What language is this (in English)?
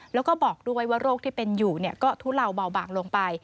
Thai